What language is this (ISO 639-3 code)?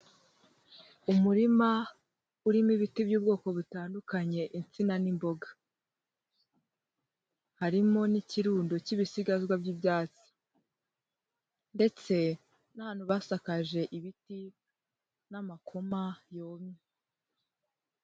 kin